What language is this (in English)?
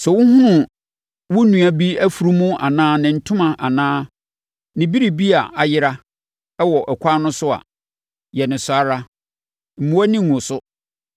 Akan